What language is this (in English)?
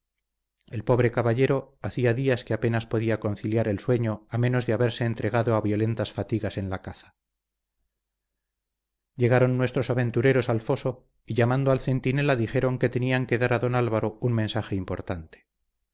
Spanish